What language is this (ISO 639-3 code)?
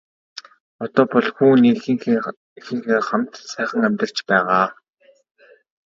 mon